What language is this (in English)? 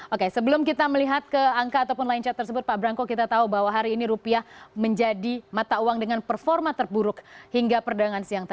Indonesian